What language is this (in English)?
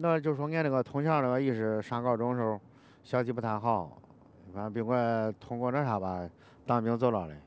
Chinese